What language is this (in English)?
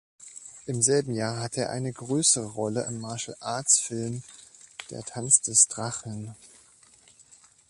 German